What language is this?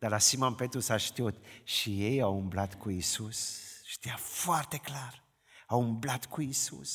Romanian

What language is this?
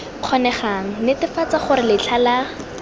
Tswana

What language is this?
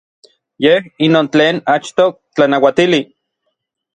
Orizaba Nahuatl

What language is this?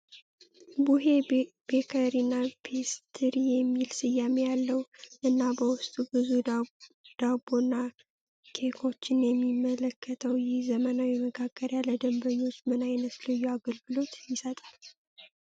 Amharic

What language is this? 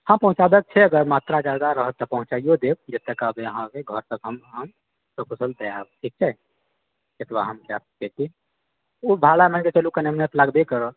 Maithili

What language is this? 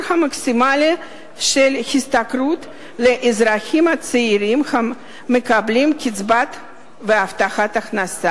Hebrew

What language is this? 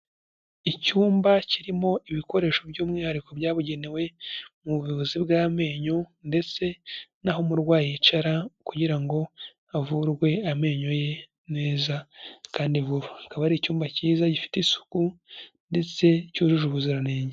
Kinyarwanda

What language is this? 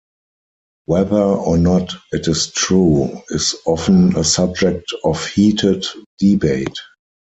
English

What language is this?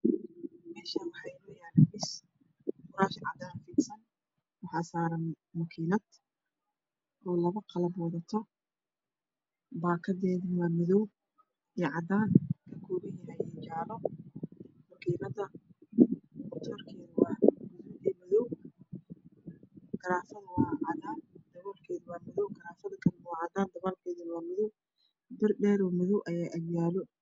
Somali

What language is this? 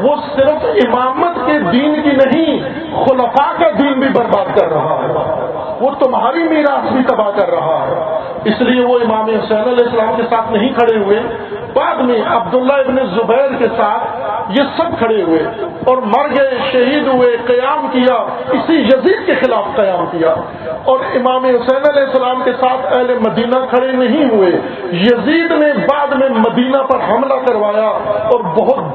Urdu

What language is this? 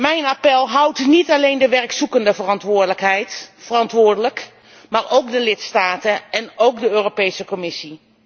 Dutch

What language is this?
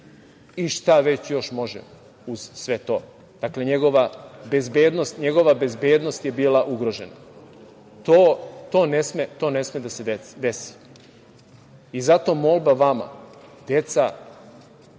Serbian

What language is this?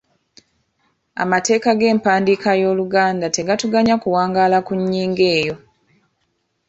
Ganda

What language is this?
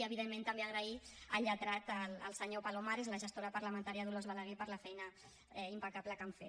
Catalan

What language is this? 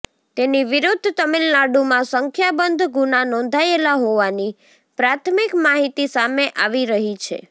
Gujarati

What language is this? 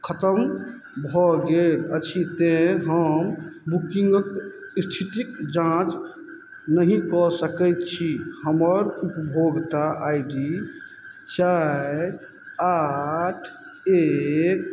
Maithili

